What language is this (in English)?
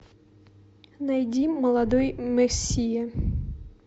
Russian